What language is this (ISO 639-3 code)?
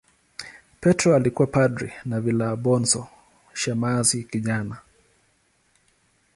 swa